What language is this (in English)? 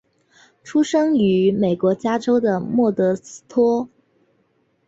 Chinese